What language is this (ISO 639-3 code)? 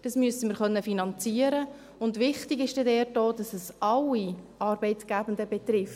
gsw